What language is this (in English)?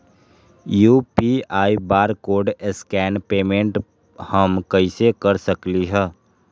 Magahi